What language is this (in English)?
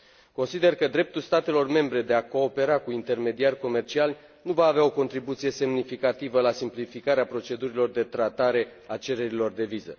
Romanian